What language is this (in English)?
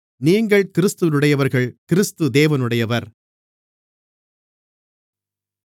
Tamil